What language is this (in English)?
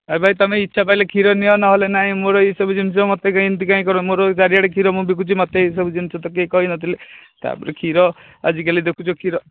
Odia